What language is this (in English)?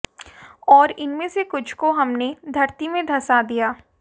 Hindi